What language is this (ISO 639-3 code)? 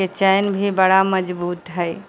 mai